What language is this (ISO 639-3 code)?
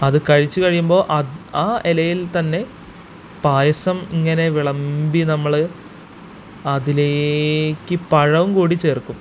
mal